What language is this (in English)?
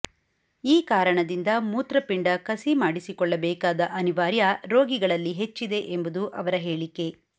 Kannada